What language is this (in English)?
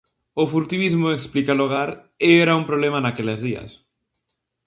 Galician